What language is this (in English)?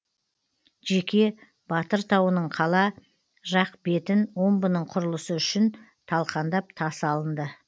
Kazakh